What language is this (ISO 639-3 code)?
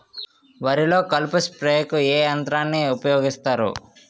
tel